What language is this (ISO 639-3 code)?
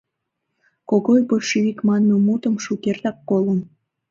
chm